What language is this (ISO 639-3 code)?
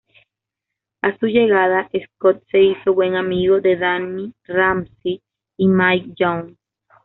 spa